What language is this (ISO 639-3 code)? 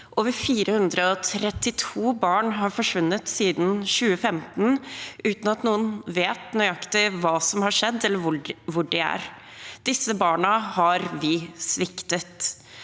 nor